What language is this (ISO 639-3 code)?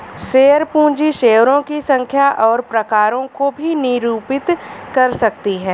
hin